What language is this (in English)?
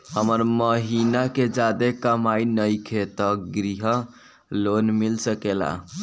Bhojpuri